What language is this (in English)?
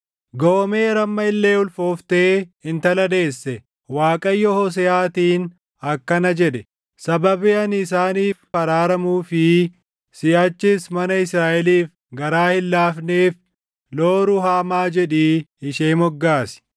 Oromo